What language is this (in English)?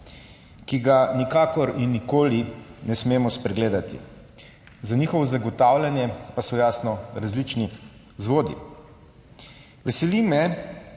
Slovenian